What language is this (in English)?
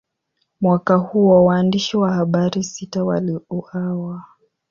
Swahili